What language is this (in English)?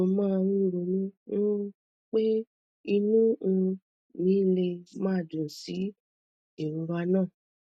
Yoruba